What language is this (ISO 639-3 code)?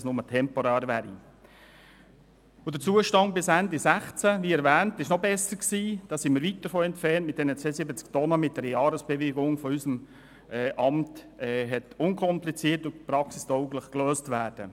gsw